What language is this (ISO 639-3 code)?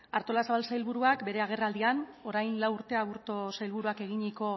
eus